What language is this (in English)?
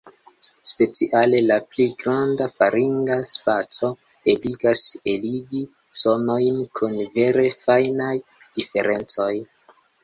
Esperanto